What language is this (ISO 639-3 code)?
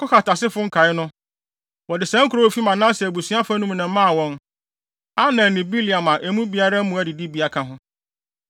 aka